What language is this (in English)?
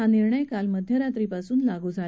Marathi